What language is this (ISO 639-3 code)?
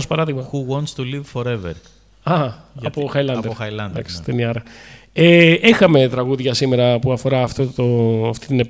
ell